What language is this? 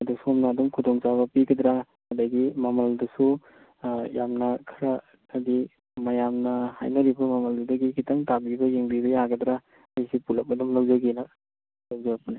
Manipuri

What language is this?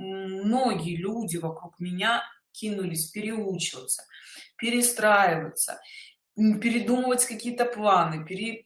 Russian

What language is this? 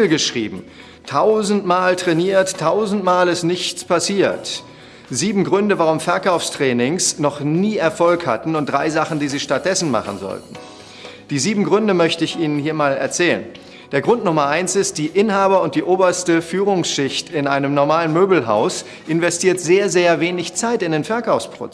German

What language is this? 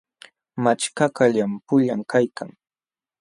Jauja Wanca Quechua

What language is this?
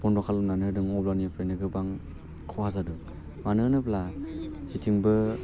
Bodo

